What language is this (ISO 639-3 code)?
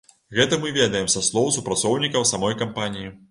bel